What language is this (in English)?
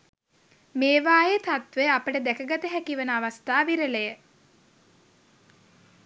Sinhala